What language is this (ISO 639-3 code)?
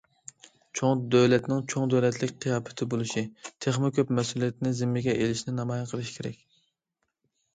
uig